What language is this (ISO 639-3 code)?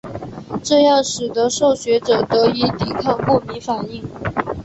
zho